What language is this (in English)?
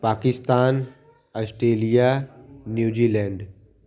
Hindi